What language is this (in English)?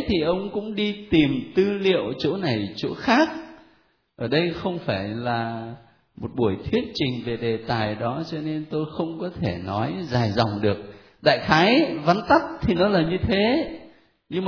Vietnamese